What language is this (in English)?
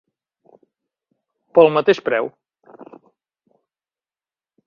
Catalan